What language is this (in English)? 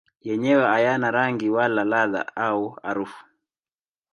Swahili